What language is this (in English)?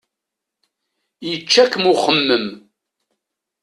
Kabyle